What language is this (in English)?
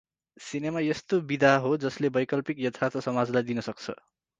Nepali